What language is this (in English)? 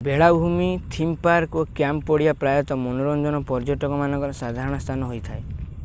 Odia